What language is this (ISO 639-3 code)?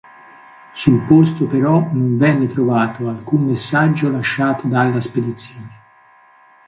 ita